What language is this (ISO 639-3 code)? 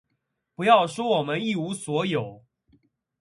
zho